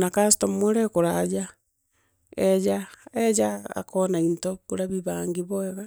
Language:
Meru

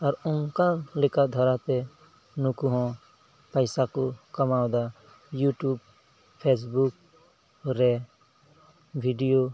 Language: Santali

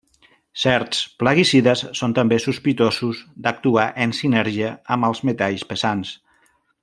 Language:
Catalan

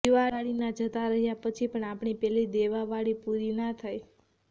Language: Gujarati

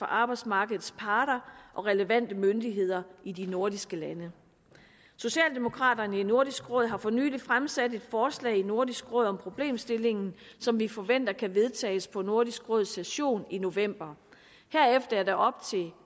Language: Danish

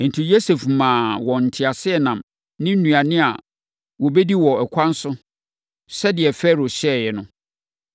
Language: Akan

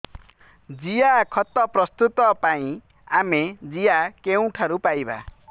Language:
Odia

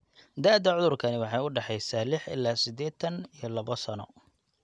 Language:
Somali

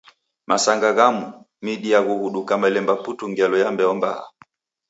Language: Taita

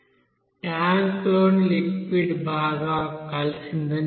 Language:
Telugu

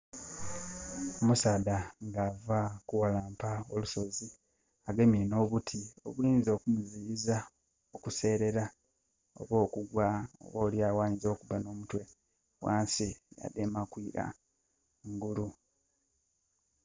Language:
Soga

